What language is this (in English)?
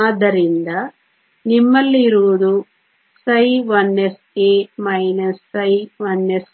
Kannada